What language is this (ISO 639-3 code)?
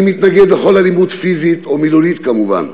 heb